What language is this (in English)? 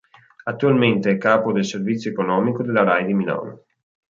Italian